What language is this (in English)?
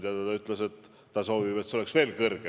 Estonian